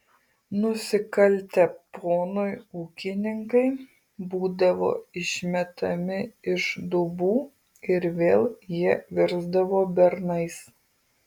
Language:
Lithuanian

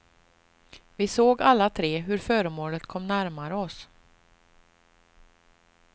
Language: Swedish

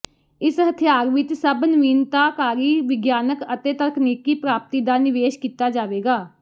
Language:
Punjabi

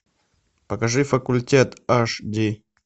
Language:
Russian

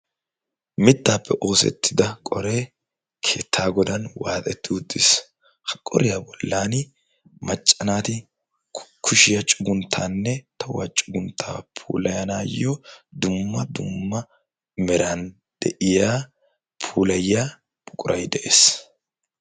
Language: Wolaytta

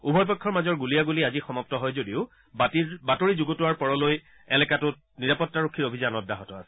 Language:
Assamese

